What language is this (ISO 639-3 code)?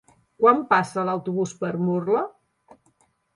cat